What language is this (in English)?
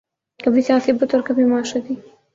Urdu